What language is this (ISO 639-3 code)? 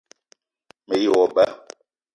eto